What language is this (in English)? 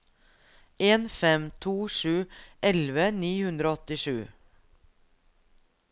Norwegian